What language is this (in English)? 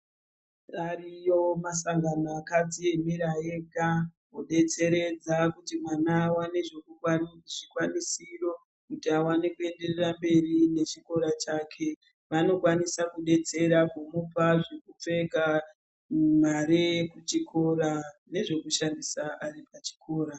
Ndau